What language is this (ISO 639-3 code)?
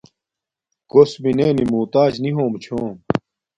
dmk